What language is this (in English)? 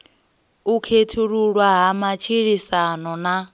Venda